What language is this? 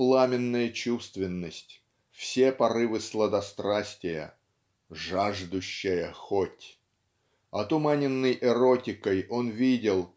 Russian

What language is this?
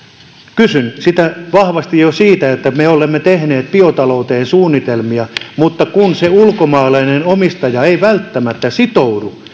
Finnish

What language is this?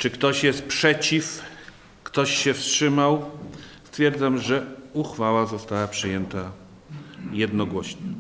Polish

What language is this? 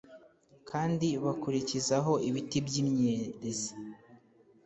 Kinyarwanda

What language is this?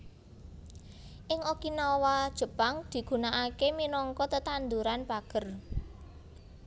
Javanese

